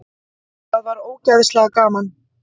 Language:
Icelandic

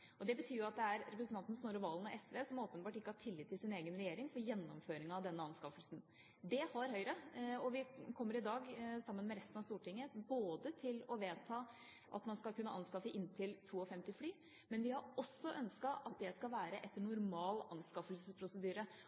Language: Norwegian Bokmål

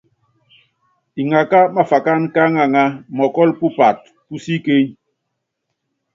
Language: Yangben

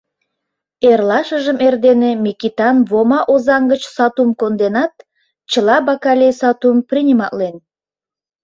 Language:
Mari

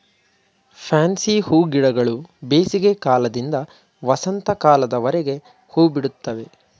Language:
Kannada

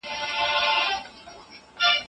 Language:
Pashto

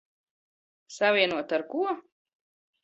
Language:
Latvian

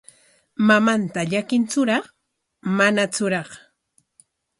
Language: Corongo Ancash Quechua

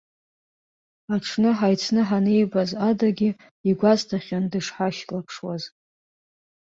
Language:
Abkhazian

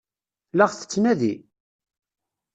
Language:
Kabyle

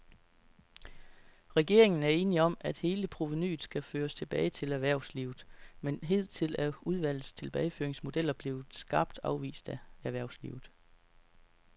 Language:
Danish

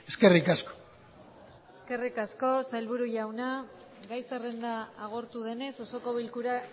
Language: Basque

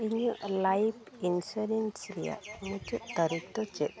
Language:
Santali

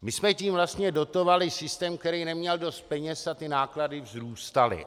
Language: Czech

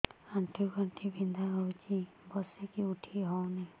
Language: Odia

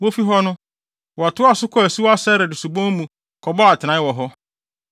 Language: Akan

